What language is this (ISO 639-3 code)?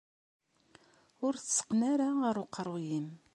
kab